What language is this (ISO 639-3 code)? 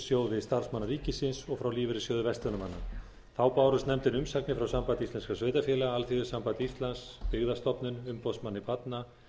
isl